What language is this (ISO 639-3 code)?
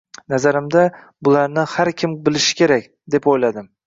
uzb